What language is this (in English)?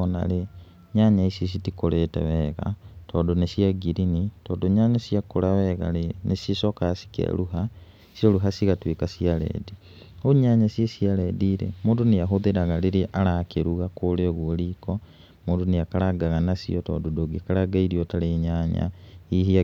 Kikuyu